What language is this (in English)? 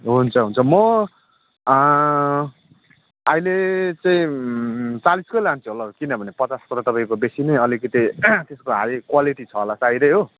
Nepali